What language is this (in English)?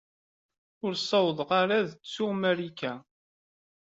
Kabyle